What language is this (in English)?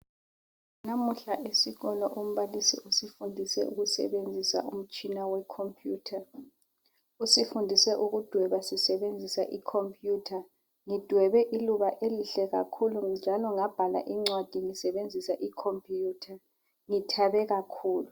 North Ndebele